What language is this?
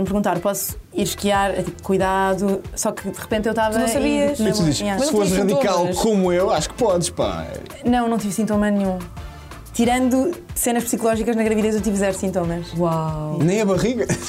Portuguese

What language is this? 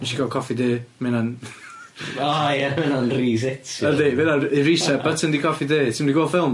Welsh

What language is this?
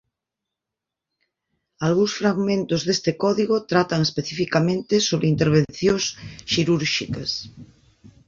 Galician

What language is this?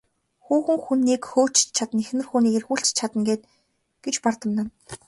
Mongolian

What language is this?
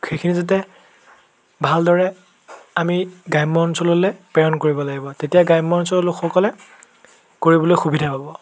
Assamese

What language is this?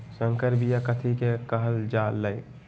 Magahi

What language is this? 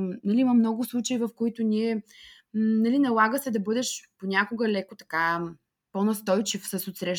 Bulgarian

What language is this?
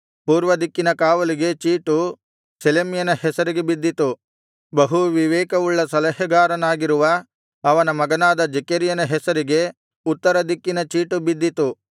Kannada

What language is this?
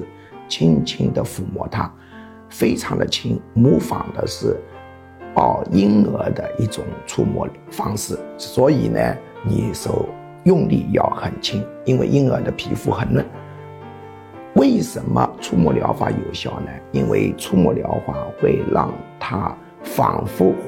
Chinese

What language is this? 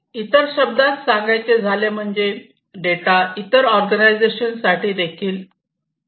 Marathi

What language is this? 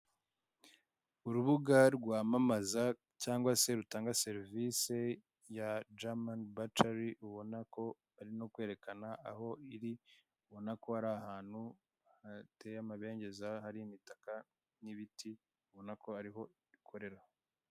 Kinyarwanda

